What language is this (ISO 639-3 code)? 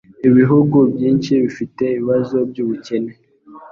kin